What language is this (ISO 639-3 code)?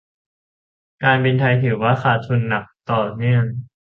tha